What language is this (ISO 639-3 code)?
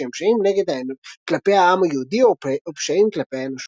heb